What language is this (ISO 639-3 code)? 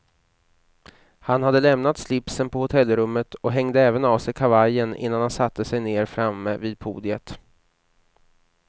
swe